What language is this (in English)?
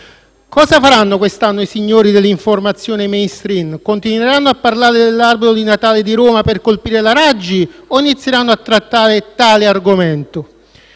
Italian